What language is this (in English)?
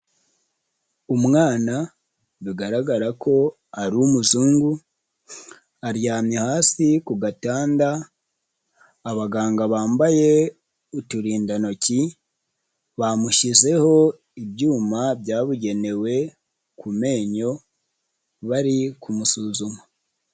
Kinyarwanda